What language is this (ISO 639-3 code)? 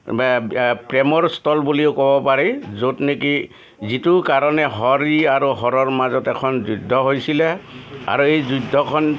asm